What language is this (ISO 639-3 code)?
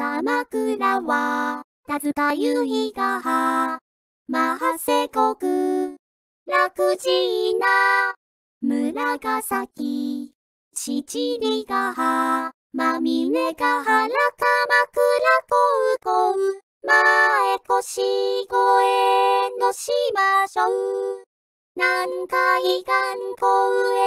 jpn